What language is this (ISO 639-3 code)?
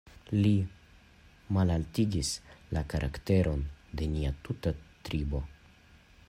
epo